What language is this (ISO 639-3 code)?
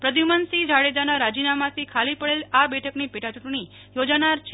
guj